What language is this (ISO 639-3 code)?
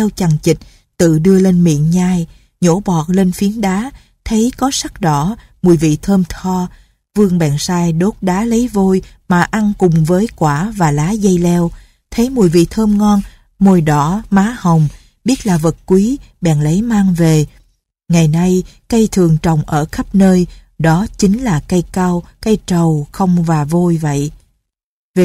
vie